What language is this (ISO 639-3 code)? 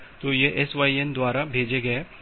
hin